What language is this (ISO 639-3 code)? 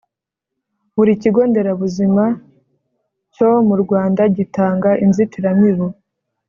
kin